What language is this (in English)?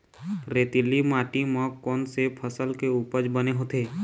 Chhattisgarhi